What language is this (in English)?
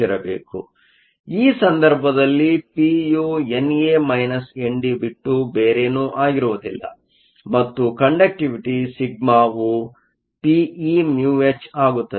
Kannada